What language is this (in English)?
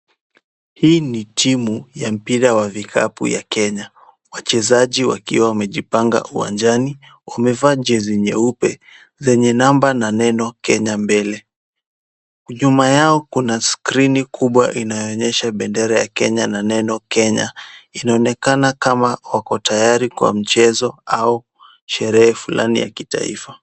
Swahili